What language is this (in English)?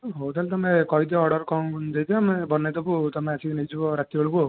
Odia